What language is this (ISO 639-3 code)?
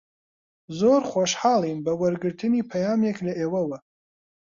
ckb